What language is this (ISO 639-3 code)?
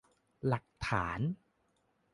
tha